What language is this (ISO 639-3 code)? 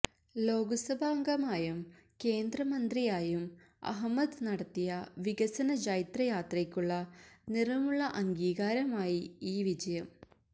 mal